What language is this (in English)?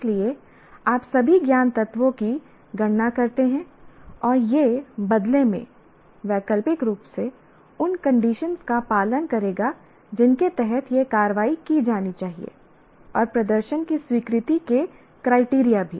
Hindi